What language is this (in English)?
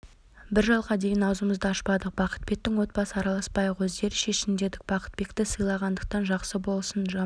Kazakh